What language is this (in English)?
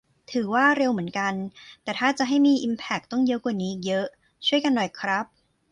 Thai